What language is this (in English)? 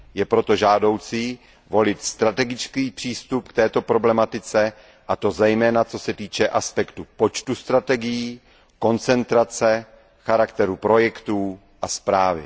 Czech